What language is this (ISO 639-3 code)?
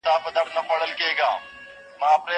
pus